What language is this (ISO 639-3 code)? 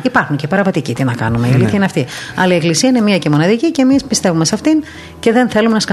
ell